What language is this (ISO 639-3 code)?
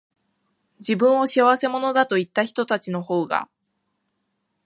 jpn